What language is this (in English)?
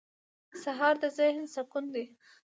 Pashto